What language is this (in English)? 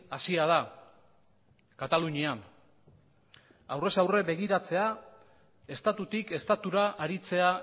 Basque